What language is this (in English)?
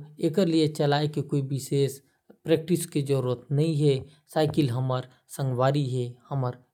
Korwa